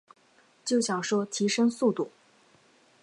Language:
Chinese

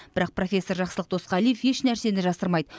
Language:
Kazakh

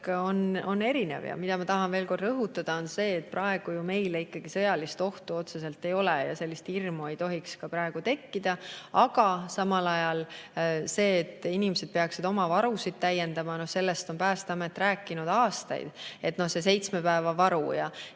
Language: Estonian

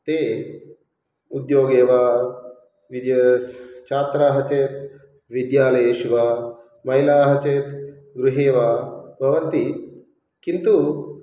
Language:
Sanskrit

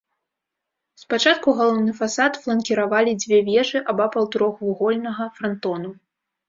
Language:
Belarusian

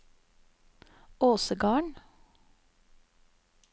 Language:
Norwegian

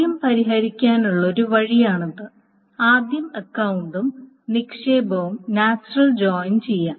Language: Malayalam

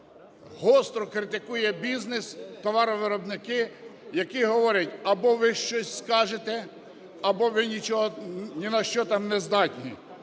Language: Ukrainian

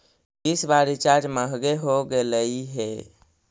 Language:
Magahi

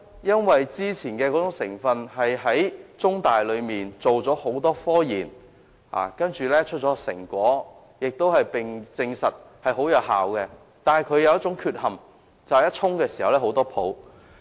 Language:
Cantonese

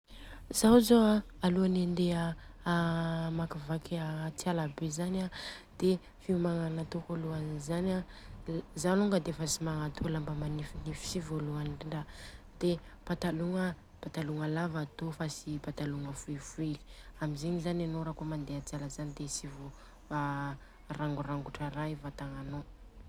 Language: Southern Betsimisaraka Malagasy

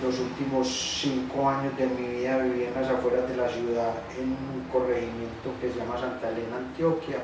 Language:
Spanish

